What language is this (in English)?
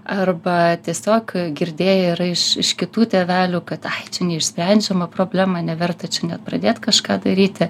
Lithuanian